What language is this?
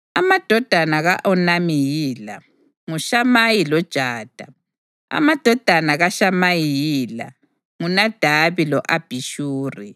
North Ndebele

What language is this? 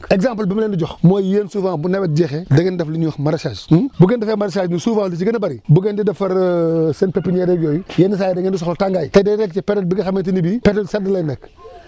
Wolof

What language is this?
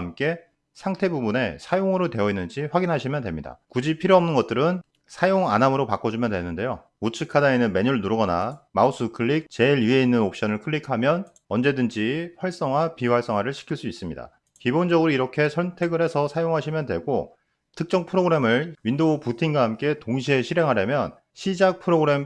Korean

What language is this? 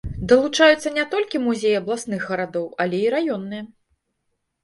Belarusian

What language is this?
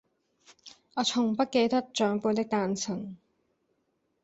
Cantonese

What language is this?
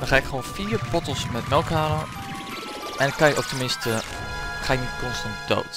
Dutch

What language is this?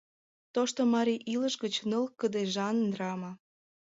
Mari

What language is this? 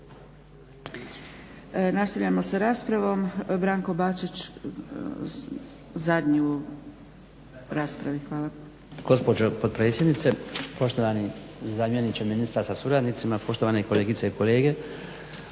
Croatian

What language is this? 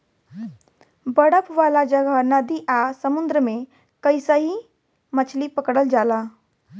Bhojpuri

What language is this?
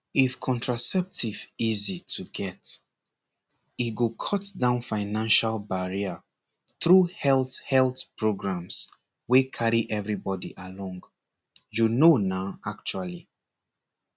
Nigerian Pidgin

